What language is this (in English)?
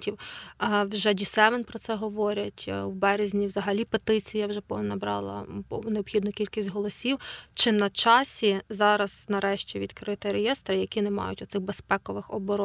Ukrainian